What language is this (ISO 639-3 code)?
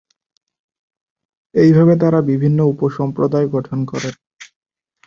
ben